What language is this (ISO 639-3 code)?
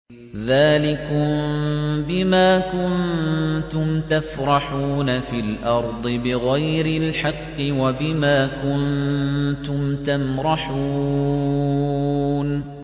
ara